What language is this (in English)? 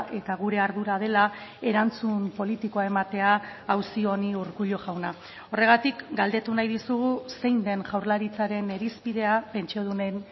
Basque